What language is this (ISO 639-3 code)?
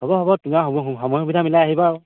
asm